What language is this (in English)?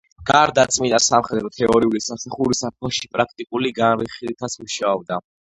Georgian